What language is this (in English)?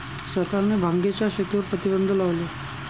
Marathi